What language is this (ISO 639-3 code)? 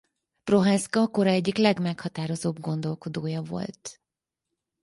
hun